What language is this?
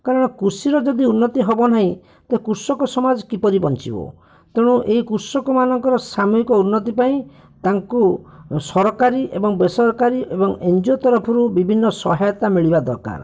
Odia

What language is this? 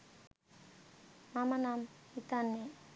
Sinhala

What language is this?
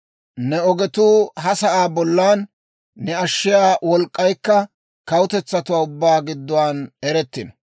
Dawro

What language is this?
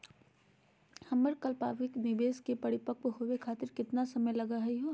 Magahi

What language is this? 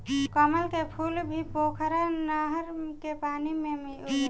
Bhojpuri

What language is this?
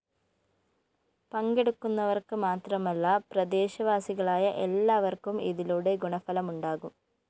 Malayalam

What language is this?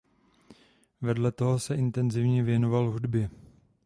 Czech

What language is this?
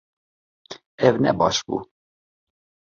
Kurdish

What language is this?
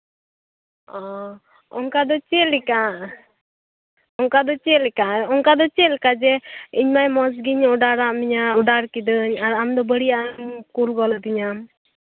Santali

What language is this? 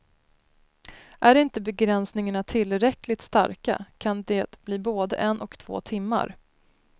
Swedish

